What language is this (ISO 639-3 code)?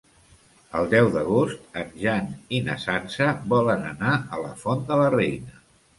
cat